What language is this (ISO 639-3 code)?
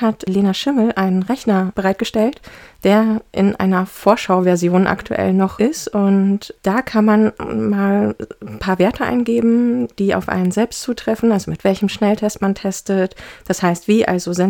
deu